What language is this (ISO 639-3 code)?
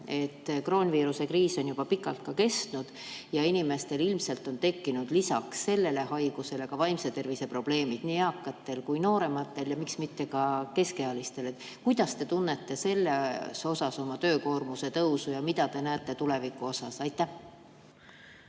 est